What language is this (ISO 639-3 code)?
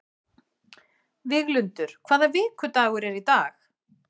isl